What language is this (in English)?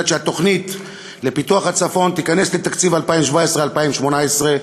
Hebrew